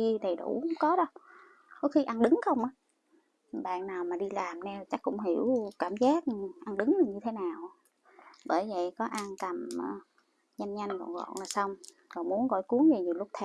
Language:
Vietnamese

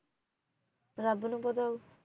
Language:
Punjabi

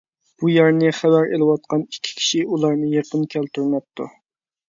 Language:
Uyghur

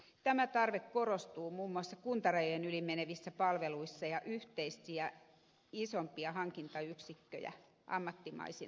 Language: Finnish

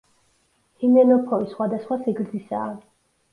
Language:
Georgian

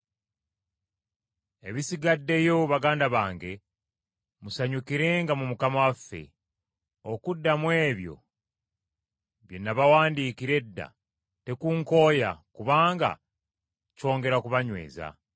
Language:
Ganda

